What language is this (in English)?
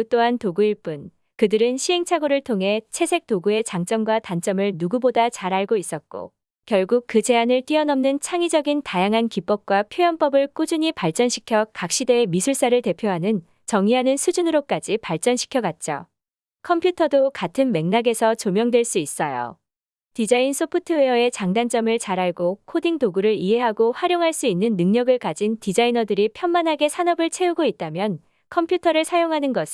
Korean